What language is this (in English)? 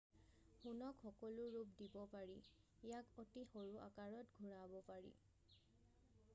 Assamese